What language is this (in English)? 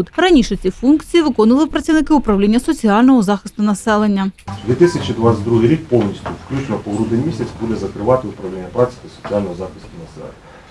Ukrainian